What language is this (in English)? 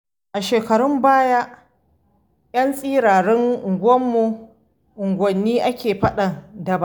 Hausa